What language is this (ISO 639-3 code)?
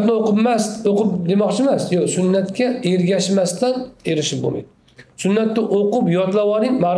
tur